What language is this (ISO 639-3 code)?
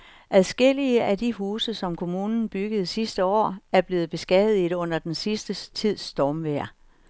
dan